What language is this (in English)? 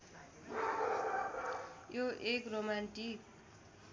Nepali